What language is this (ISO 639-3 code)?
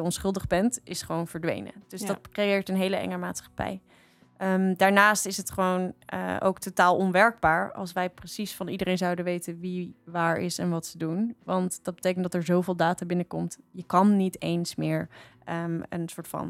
nld